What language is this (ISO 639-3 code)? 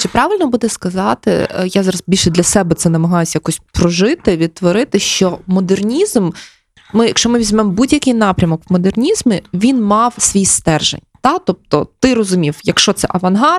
ukr